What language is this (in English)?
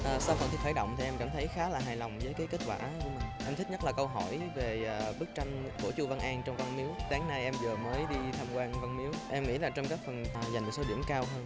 Vietnamese